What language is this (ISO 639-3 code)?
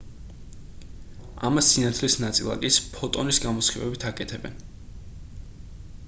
kat